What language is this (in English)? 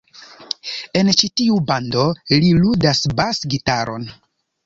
Esperanto